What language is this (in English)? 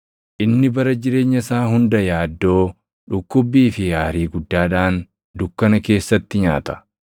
Oromo